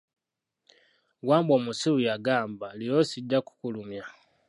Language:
Ganda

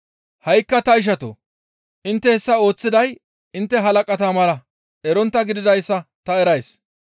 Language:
Gamo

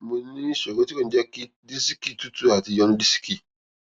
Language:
Yoruba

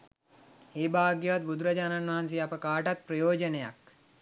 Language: Sinhala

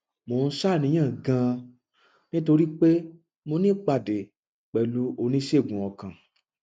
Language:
Yoruba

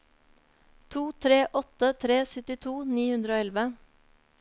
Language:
Norwegian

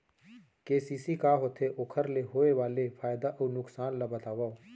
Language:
Chhattisgarhi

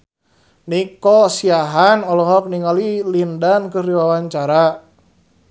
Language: Sundanese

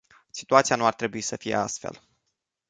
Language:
Romanian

